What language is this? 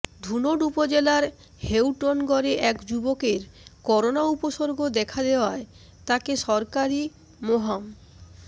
Bangla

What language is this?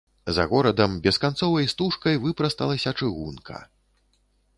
Belarusian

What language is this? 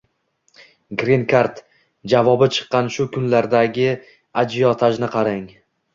Uzbek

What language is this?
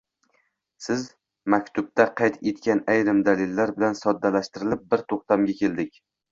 Uzbek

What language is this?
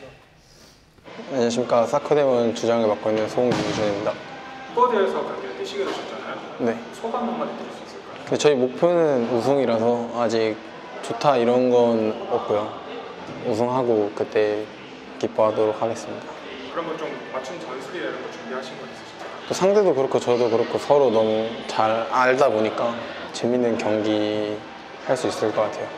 Korean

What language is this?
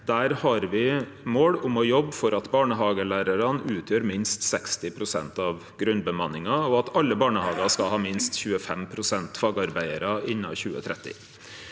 Norwegian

